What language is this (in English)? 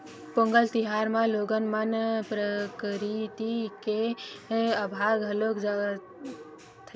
Chhattisgarhi